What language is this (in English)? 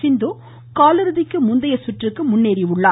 Tamil